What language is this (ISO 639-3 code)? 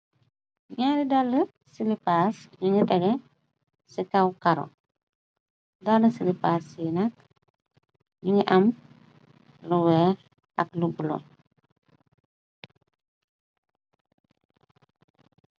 wol